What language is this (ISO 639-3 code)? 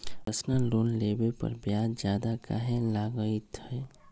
mag